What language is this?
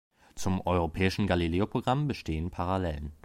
German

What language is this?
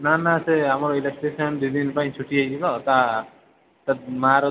Odia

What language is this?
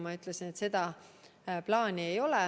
Estonian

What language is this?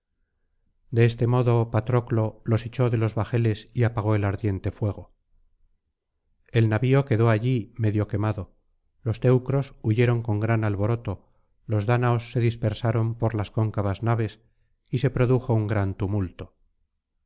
Spanish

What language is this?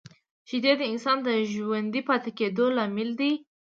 Pashto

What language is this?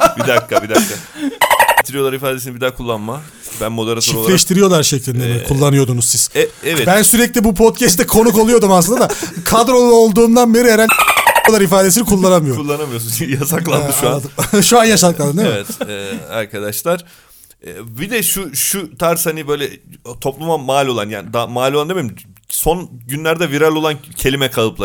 Turkish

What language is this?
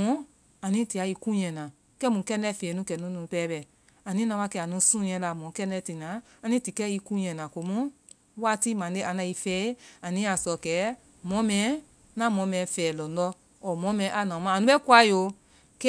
Vai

